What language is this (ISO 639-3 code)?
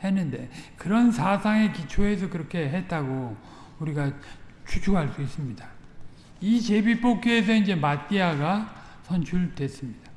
kor